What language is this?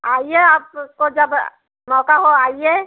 Hindi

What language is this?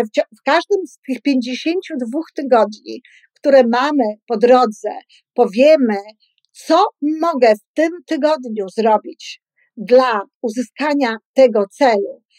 Polish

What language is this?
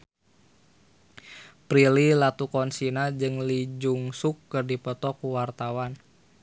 Sundanese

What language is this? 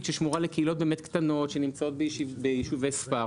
Hebrew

